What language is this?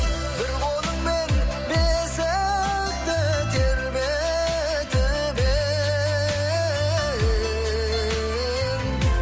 Kazakh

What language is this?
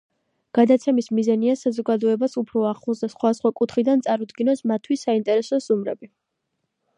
Georgian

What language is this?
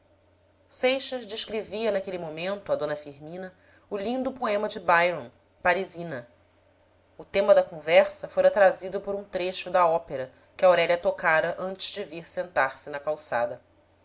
Portuguese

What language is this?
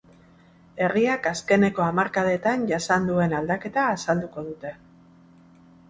Basque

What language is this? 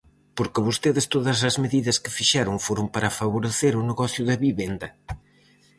Galician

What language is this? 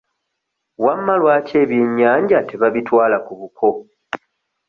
Ganda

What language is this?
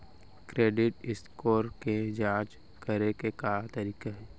Chhattisgarhi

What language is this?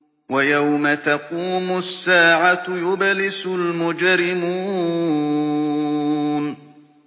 Arabic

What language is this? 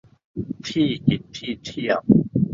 Thai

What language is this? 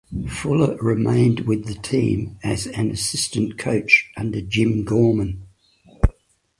English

